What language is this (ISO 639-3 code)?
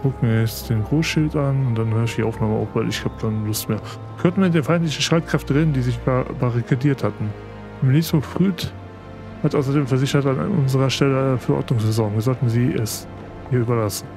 deu